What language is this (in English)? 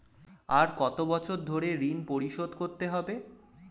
Bangla